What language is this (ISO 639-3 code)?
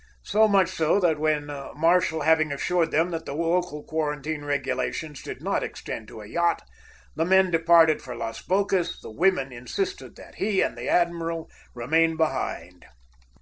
eng